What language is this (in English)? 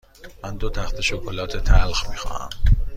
Persian